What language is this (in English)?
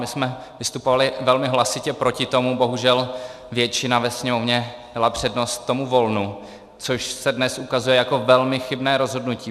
Czech